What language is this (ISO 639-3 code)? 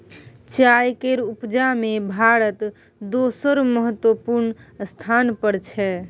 mai